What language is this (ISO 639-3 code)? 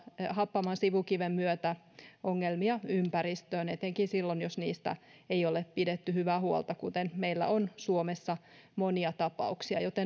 fin